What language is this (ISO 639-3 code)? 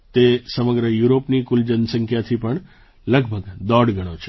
guj